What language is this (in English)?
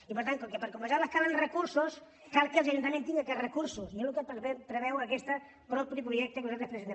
Catalan